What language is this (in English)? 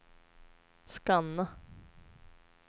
Swedish